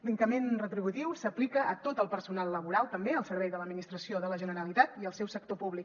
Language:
Catalan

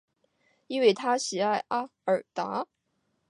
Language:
Chinese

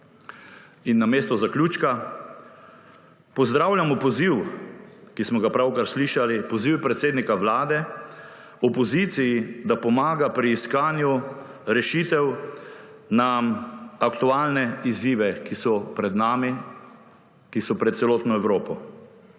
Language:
Slovenian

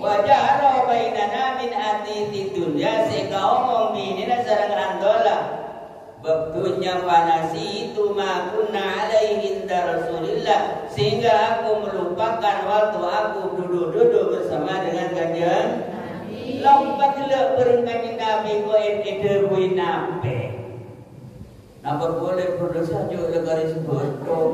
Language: Indonesian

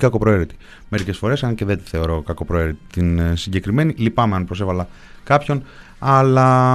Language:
Greek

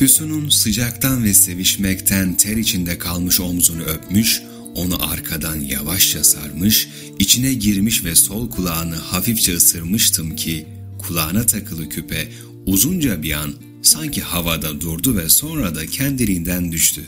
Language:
Turkish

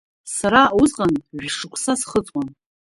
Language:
Abkhazian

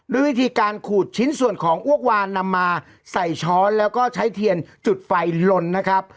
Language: Thai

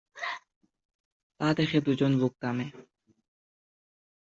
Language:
Bangla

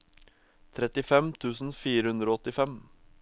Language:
Norwegian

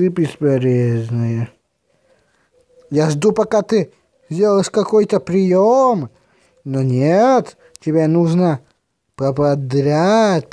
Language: Russian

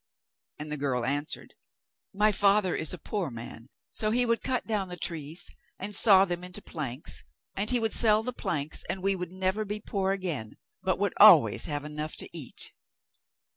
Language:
English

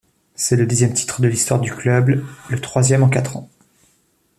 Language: French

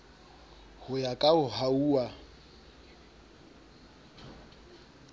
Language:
Southern Sotho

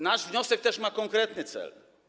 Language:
Polish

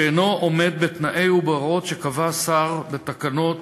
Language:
Hebrew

